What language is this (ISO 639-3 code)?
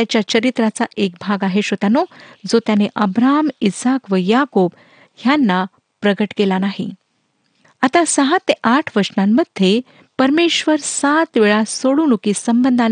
mar